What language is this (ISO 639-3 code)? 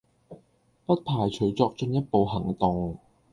yue